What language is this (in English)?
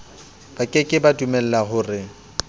Southern Sotho